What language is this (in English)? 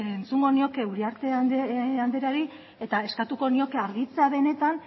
Basque